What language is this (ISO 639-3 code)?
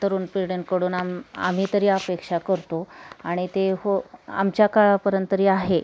mar